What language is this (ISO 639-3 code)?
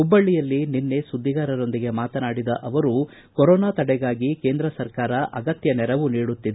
kan